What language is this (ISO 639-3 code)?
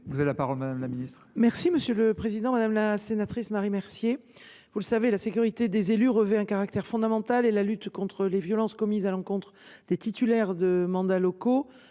fra